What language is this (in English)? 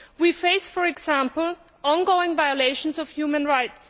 English